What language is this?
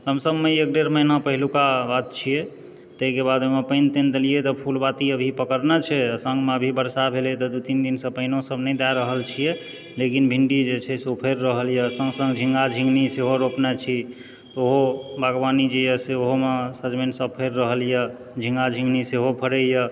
Maithili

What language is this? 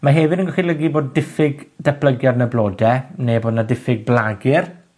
Welsh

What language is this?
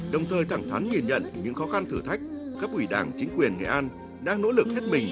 Vietnamese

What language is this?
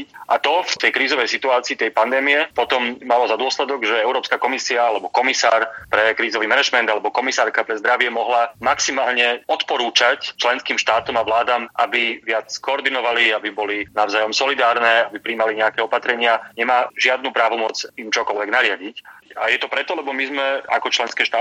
Slovak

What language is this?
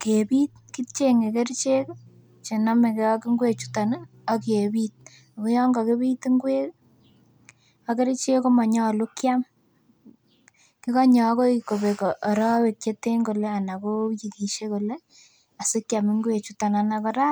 Kalenjin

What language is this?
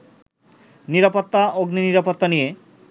Bangla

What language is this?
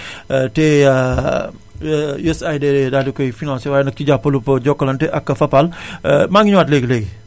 Wolof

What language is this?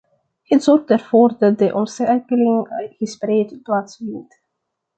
Dutch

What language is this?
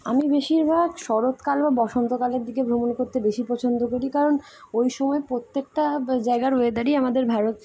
Bangla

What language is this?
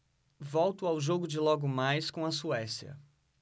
Portuguese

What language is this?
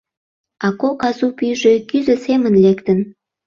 Mari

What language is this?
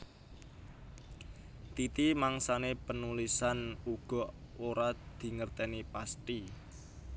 Javanese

